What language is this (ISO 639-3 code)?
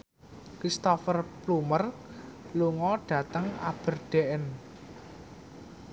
jav